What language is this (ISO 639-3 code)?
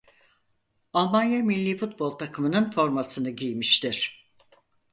tur